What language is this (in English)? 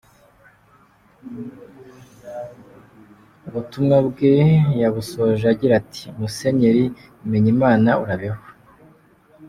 Kinyarwanda